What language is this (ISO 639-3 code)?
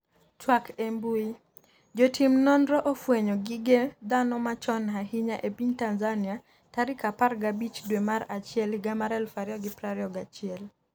luo